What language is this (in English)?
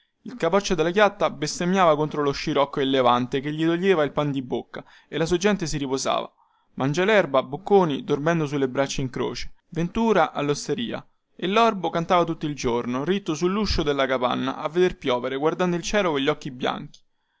Italian